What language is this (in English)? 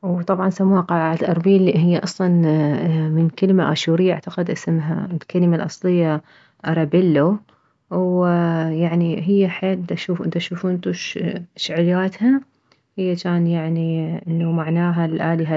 Mesopotamian Arabic